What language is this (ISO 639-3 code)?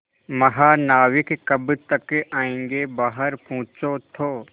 hin